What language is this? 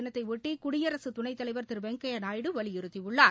Tamil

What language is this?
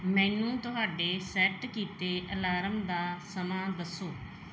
Punjabi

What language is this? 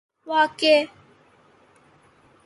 Urdu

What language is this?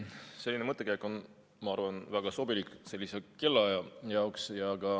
Estonian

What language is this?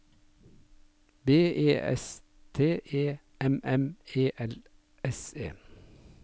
Norwegian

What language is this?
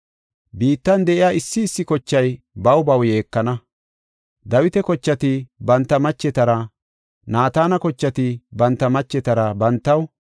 Gofa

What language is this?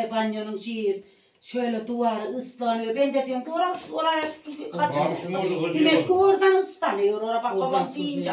Turkish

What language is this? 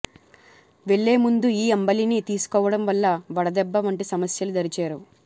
Telugu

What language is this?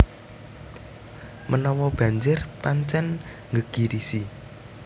Javanese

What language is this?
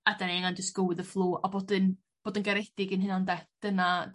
Welsh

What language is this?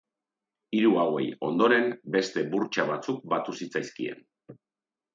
Basque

